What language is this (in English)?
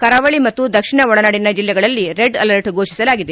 Kannada